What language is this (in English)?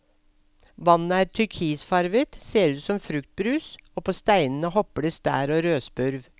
Norwegian